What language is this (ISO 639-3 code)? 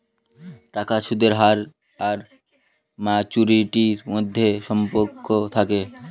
ben